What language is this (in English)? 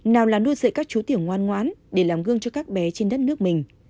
Vietnamese